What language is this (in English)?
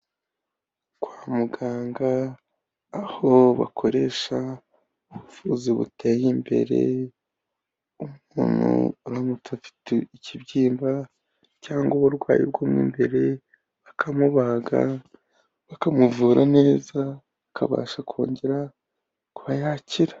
Kinyarwanda